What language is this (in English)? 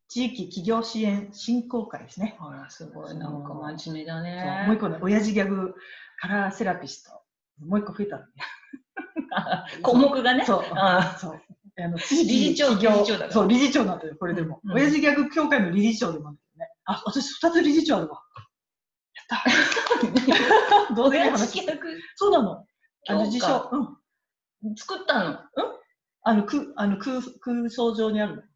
Japanese